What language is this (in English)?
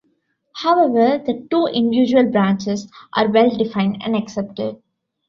English